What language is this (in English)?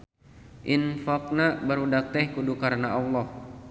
Sundanese